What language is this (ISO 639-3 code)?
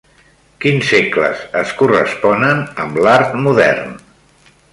cat